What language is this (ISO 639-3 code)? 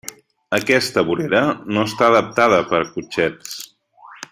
cat